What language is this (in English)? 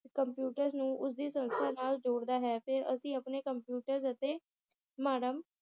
Punjabi